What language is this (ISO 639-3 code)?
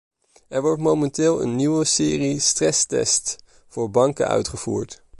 nld